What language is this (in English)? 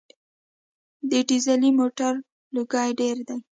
Pashto